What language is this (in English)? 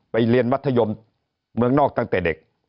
Thai